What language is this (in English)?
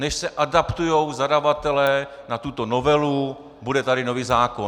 Czech